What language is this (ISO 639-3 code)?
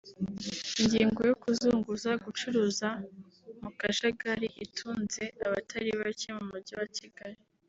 kin